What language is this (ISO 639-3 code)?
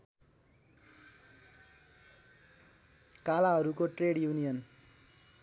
nep